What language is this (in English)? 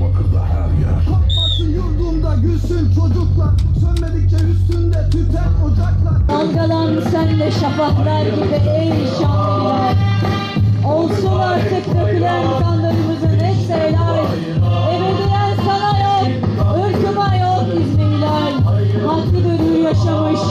Turkish